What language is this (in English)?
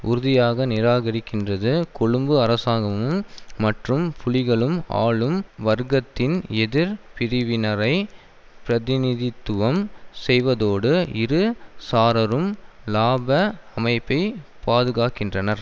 Tamil